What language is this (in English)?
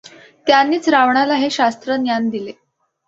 Marathi